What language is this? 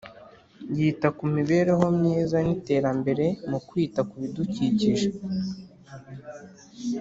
Kinyarwanda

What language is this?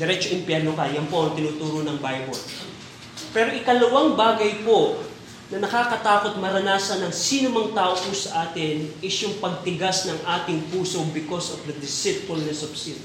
Filipino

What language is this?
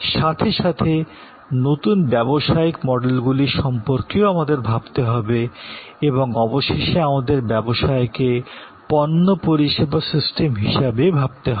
Bangla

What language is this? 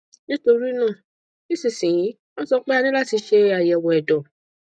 Yoruba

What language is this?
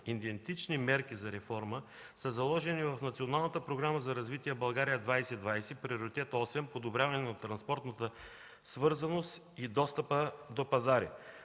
Bulgarian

